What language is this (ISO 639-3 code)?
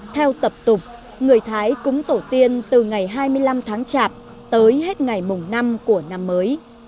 vie